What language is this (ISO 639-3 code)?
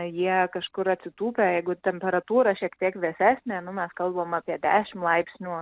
lit